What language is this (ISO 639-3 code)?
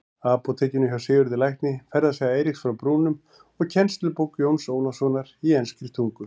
isl